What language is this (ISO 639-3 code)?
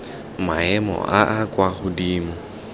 tsn